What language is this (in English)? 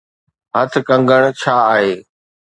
Sindhi